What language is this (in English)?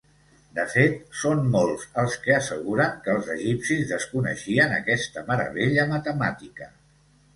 Catalan